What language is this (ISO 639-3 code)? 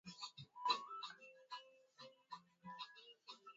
swa